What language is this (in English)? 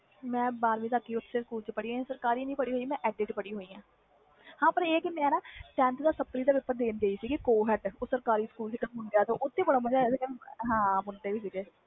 Punjabi